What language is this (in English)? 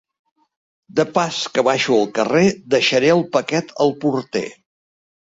Catalan